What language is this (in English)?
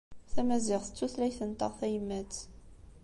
Kabyle